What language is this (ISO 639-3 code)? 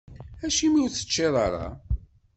kab